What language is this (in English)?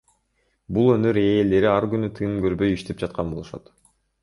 Kyrgyz